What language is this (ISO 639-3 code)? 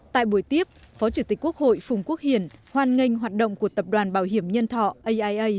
vie